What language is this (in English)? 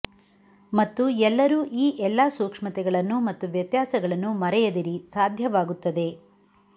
Kannada